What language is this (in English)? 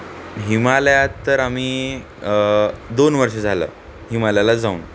Marathi